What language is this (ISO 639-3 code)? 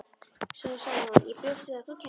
isl